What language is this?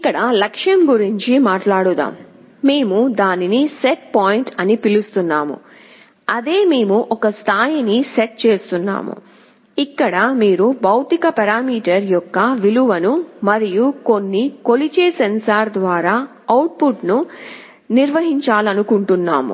Telugu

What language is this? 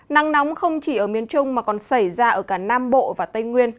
Vietnamese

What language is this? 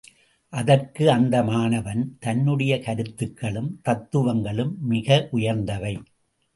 Tamil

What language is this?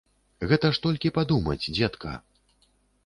Belarusian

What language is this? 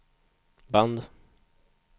Swedish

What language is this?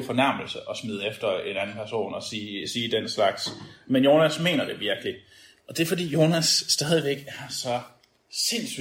Danish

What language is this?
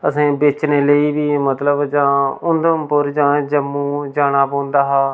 Dogri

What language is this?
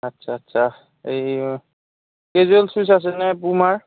Assamese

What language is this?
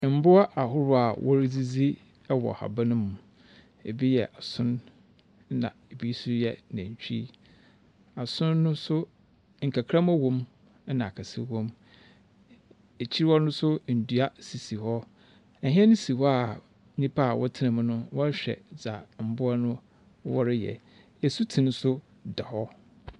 Akan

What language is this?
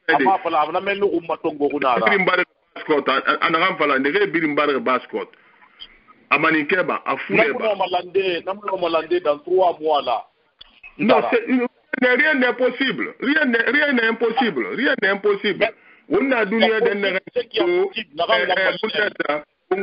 French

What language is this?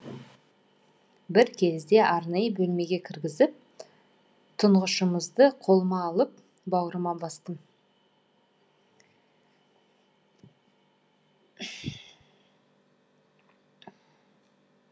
Kazakh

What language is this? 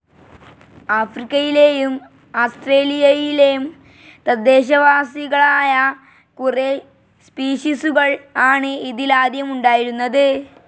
Malayalam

